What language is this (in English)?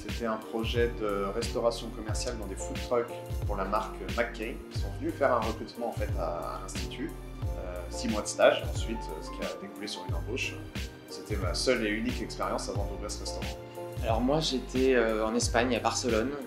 French